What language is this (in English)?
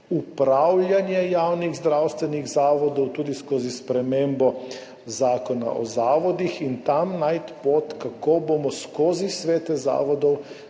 Slovenian